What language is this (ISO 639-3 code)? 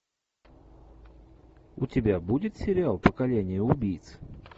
rus